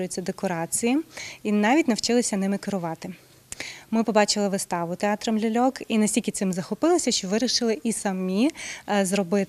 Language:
Ukrainian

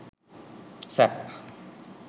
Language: Sinhala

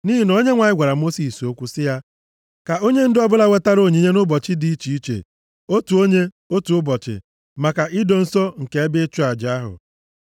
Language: Igbo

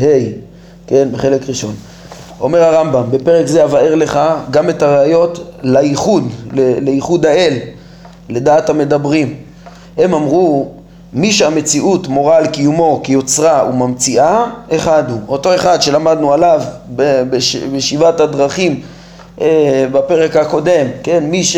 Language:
Hebrew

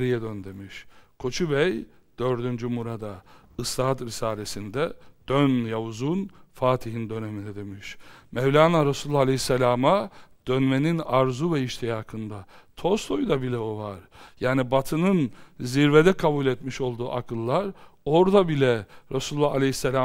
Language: Turkish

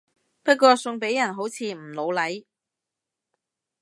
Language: Cantonese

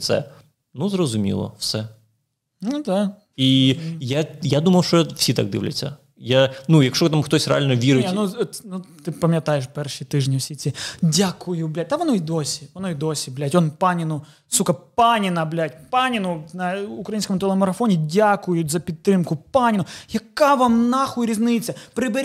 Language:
Ukrainian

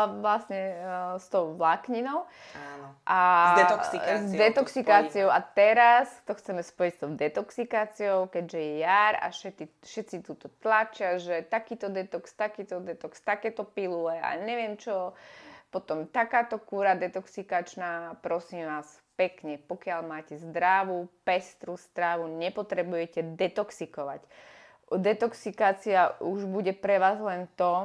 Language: Slovak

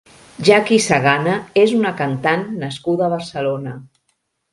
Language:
Catalan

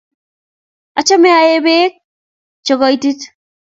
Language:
Kalenjin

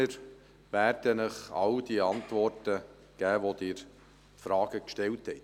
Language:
Swiss German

